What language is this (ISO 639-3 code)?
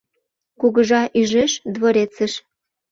chm